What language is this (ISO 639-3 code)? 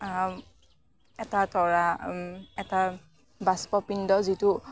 asm